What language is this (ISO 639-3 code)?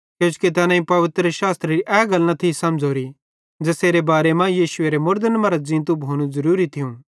bhd